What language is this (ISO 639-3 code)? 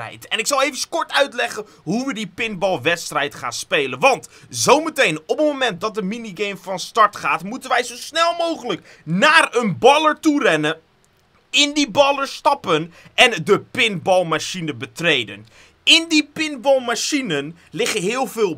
nld